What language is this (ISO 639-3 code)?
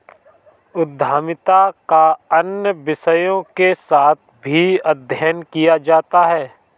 hin